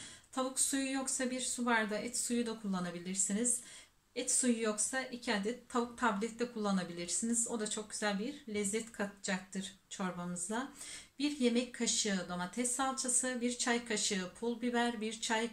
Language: Turkish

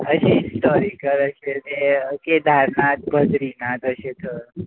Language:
Konkani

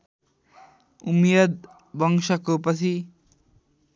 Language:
Nepali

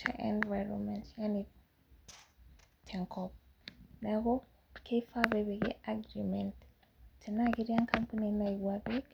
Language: Masai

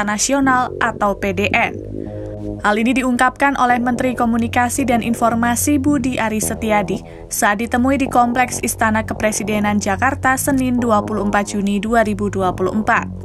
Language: Indonesian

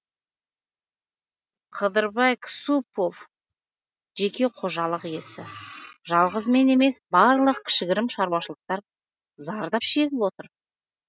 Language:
Kazakh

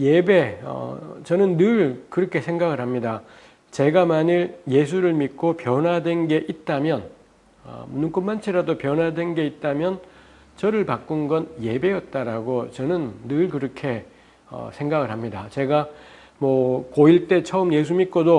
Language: Korean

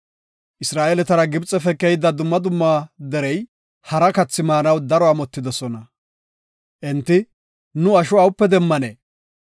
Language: Gofa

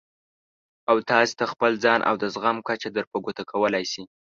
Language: Pashto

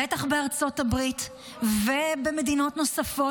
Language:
Hebrew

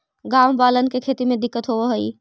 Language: Magahi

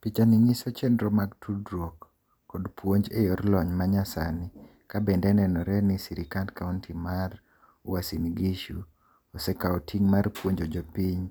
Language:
Luo (Kenya and Tanzania)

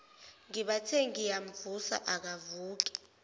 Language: Zulu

